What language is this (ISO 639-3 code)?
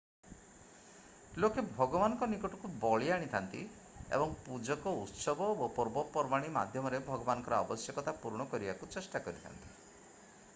ori